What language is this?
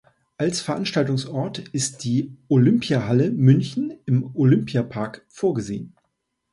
German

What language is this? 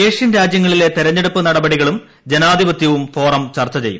Malayalam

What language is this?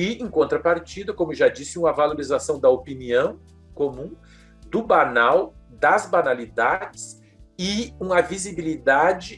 Portuguese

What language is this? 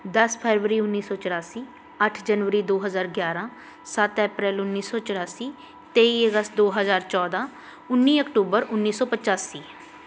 Punjabi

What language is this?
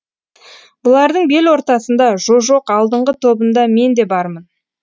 Kazakh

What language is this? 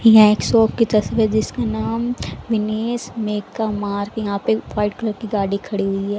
Hindi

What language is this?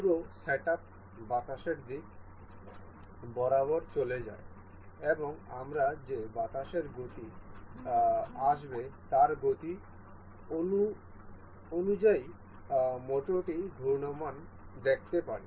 Bangla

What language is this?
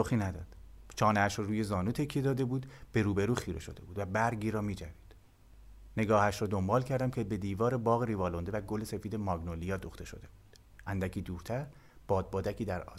Persian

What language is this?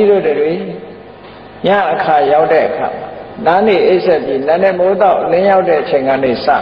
Thai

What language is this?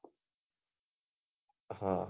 Gujarati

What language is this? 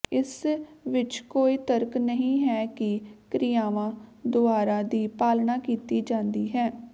Punjabi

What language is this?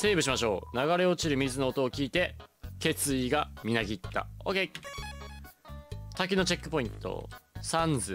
Japanese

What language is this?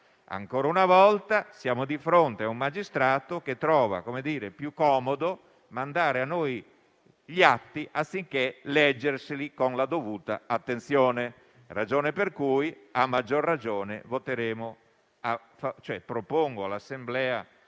Italian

